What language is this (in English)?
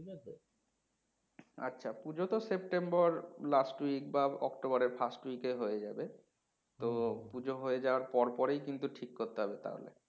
Bangla